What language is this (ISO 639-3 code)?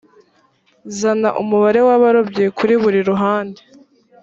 kin